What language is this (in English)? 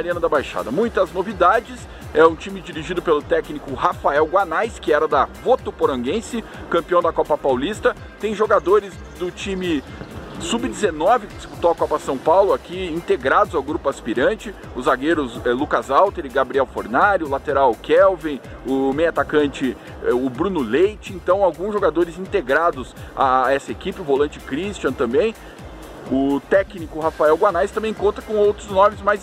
Portuguese